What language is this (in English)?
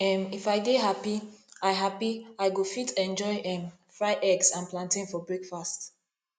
Nigerian Pidgin